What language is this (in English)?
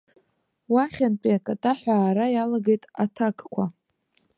Abkhazian